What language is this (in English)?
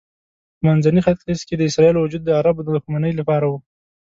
Pashto